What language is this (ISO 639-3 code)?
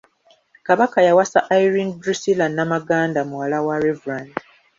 lug